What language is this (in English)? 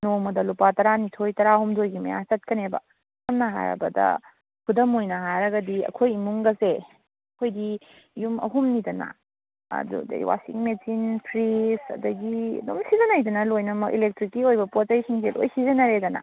Manipuri